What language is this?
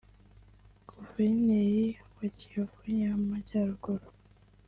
Kinyarwanda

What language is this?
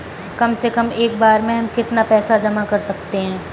Hindi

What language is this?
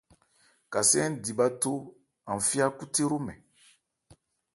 Ebrié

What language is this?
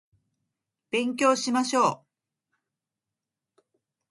Japanese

